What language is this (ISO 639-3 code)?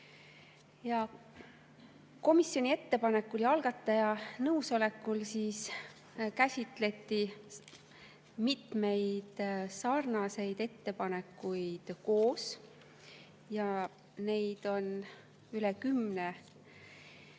est